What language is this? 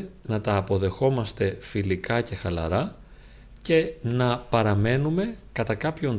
Greek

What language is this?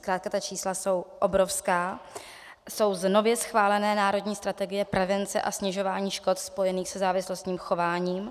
Czech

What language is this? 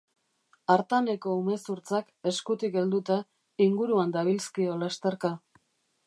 Basque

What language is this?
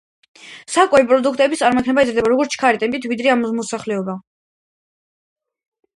Georgian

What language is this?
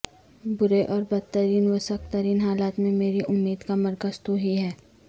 Urdu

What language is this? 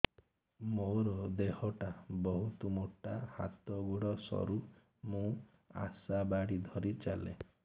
Odia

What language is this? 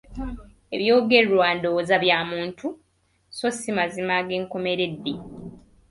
Ganda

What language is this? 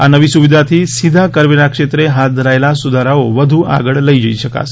Gujarati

